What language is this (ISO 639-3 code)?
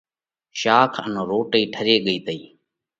kvx